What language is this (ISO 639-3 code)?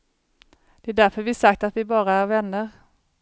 swe